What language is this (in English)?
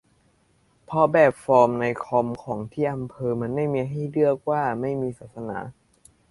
Thai